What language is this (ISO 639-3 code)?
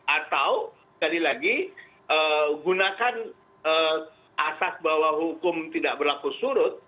ind